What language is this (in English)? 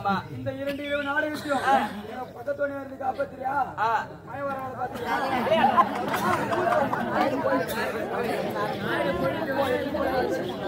Tamil